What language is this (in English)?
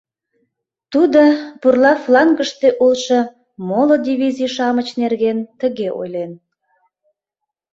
Mari